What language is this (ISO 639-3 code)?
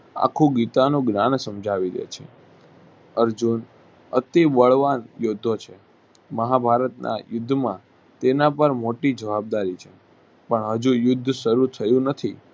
guj